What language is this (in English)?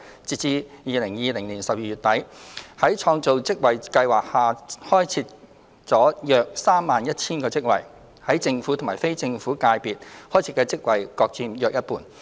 Cantonese